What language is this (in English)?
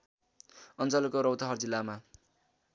Nepali